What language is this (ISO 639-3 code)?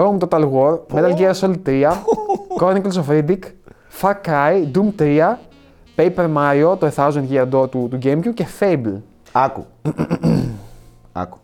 ell